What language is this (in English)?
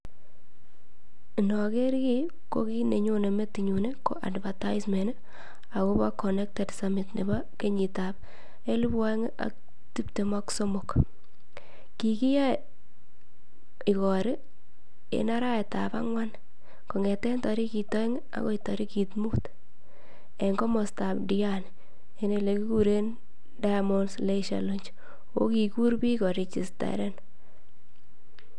Kalenjin